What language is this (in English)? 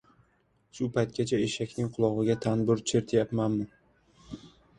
Uzbek